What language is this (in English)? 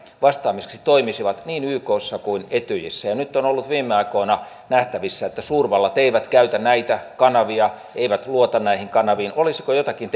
Finnish